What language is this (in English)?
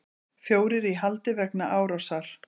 Icelandic